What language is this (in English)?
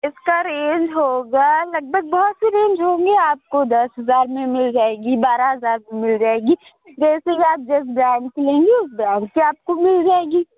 Urdu